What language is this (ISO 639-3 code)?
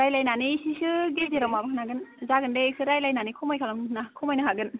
brx